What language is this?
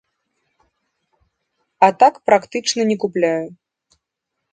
Belarusian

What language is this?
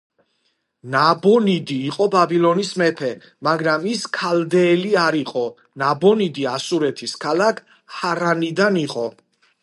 Georgian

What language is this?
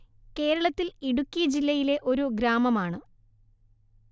Malayalam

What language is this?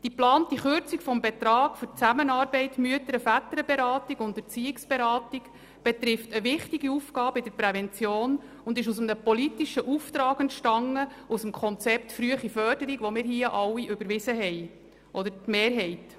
Swiss German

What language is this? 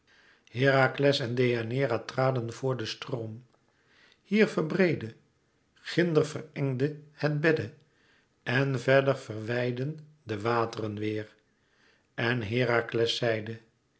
Dutch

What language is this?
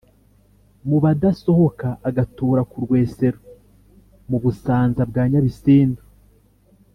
Kinyarwanda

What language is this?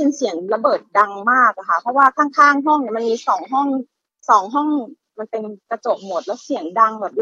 Thai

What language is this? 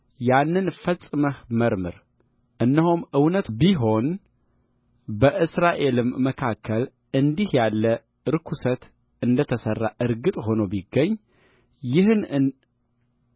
Amharic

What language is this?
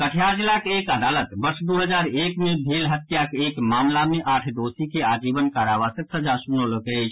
Maithili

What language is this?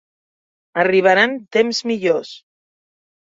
Catalan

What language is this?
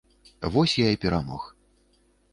Belarusian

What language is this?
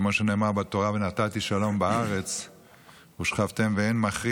Hebrew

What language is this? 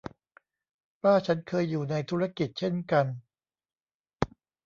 Thai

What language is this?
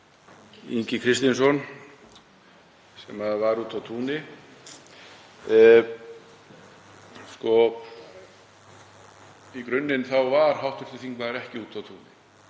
Icelandic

